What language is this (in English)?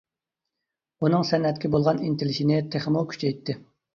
Uyghur